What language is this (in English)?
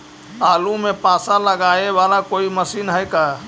Magahi